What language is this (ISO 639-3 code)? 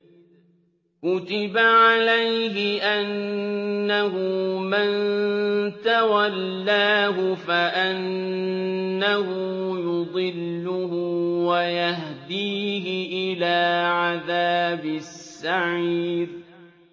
ara